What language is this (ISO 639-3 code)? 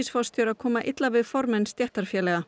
isl